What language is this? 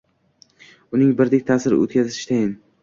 Uzbek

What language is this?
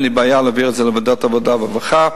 Hebrew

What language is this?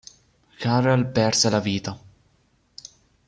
Italian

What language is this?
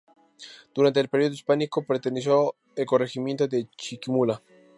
Spanish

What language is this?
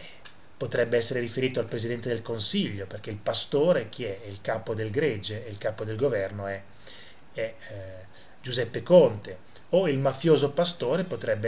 Italian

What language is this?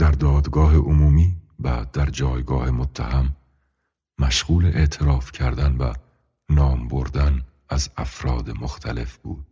Persian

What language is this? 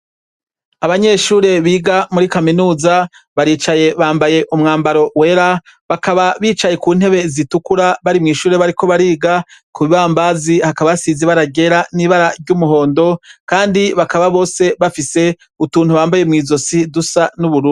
Rundi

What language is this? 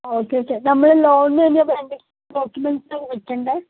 Malayalam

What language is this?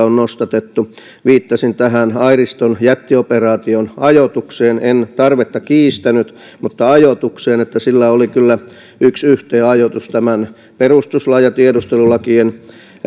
Finnish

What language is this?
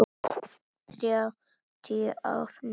Icelandic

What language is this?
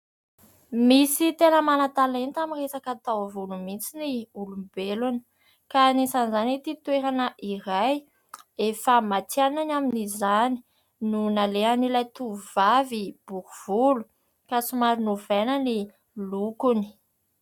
Malagasy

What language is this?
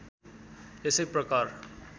Nepali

